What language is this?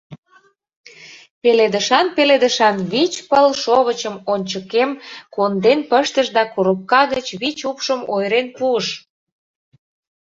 Mari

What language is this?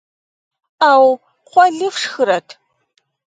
Kabardian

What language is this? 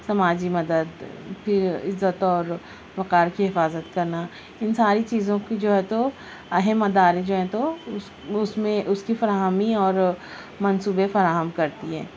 Urdu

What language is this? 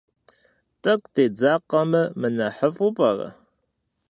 Kabardian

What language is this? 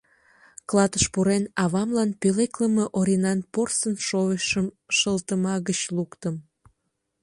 Mari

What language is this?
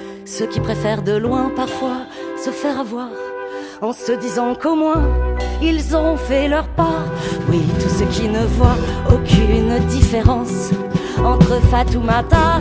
French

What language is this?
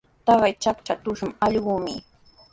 Sihuas Ancash Quechua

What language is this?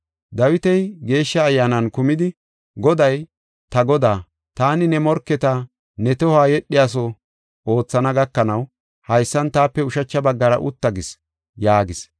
Gofa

